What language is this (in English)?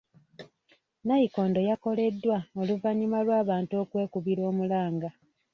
Ganda